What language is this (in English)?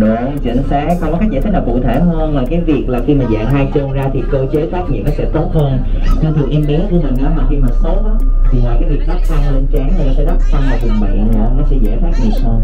Vietnamese